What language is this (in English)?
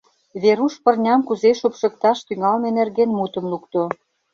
Mari